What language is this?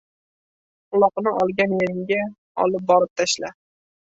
Uzbek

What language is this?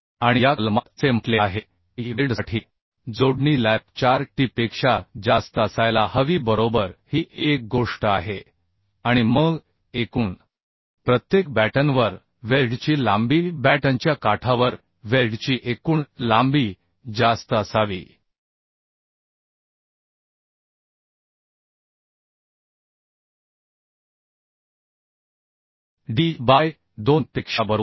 Marathi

